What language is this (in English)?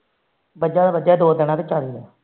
Punjabi